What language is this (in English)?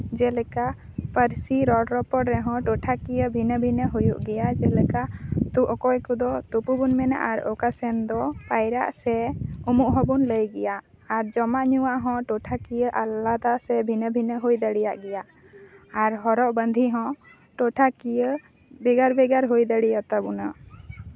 Santali